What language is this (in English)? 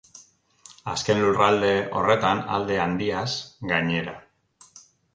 Basque